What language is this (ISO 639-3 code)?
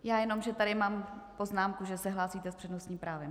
ces